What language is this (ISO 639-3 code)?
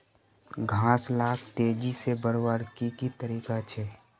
mag